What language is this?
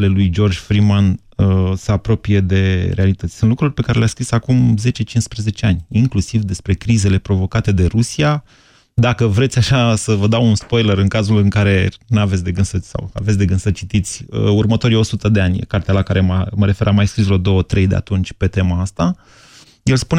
Romanian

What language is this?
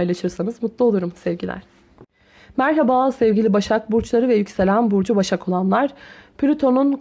Turkish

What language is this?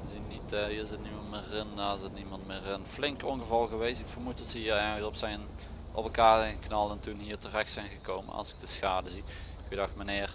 Dutch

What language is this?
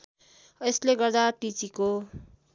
Nepali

